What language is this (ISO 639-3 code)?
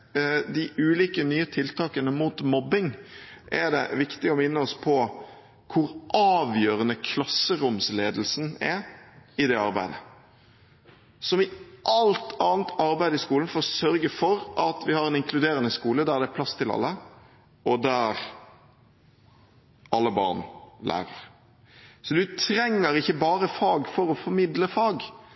nob